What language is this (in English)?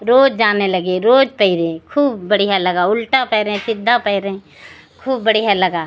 Hindi